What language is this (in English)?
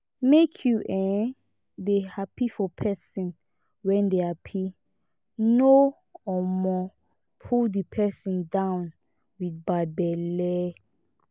Nigerian Pidgin